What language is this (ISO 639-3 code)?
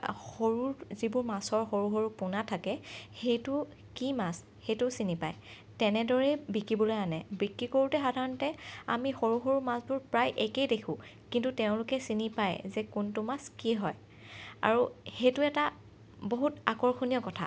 asm